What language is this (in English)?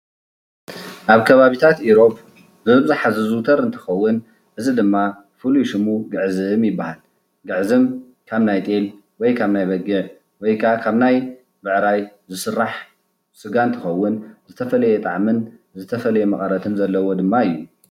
Tigrinya